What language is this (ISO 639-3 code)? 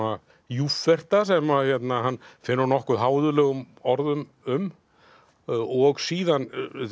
isl